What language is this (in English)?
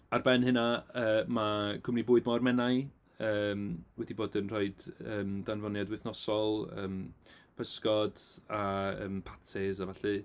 Welsh